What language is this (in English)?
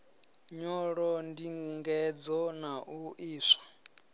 Venda